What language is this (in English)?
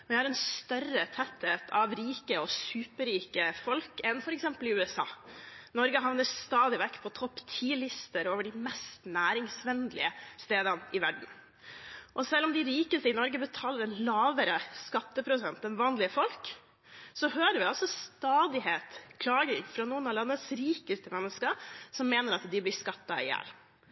Norwegian Bokmål